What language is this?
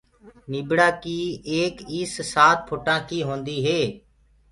Gurgula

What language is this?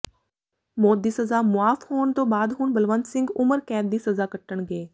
Punjabi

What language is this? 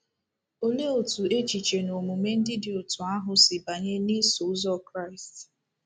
Igbo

